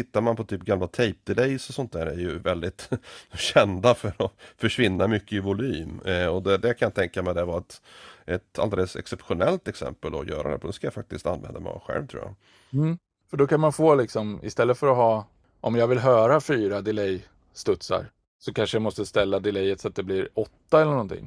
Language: Swedish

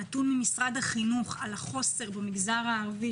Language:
Hebrew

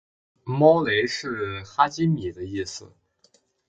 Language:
Chinese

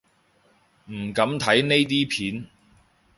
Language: Cantonese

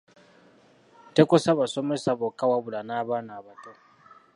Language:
Ganda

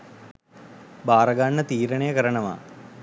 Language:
Sinhala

